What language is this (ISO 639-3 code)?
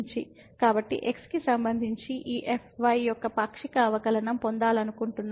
tel